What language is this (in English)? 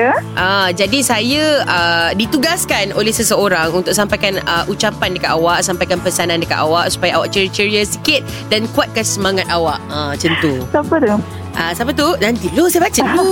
Malay